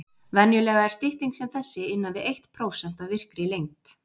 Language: Icelandic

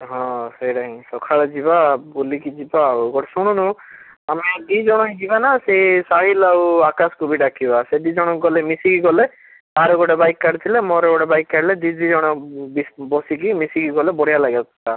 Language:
Odia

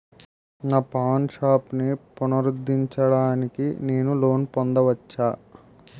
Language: Telugu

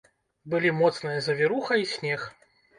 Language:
Belarusian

